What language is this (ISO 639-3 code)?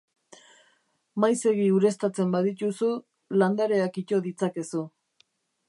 eus